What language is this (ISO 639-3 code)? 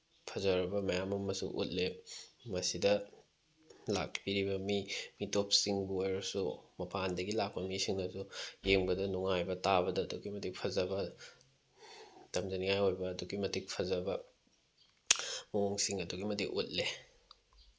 mni